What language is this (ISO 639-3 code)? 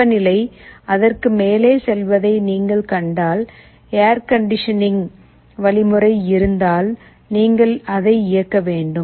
tam